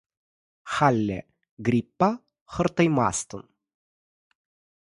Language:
Chuvash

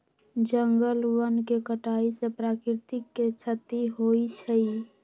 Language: Magahi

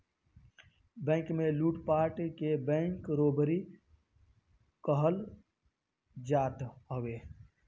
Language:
Bhojpuri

